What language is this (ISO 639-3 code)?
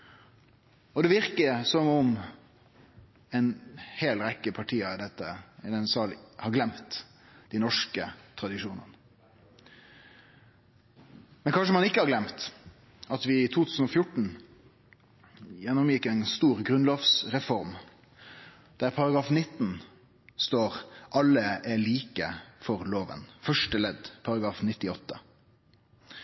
nno